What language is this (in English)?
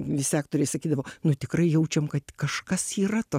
Lithuanian